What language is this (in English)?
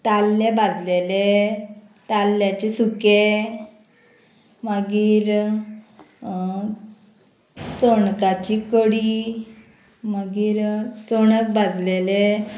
Konkani